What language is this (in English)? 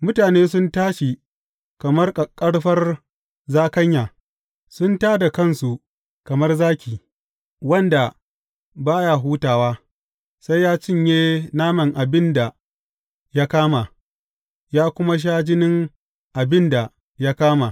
Hausa